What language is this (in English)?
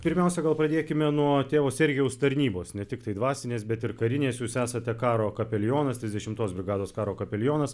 Lithuanian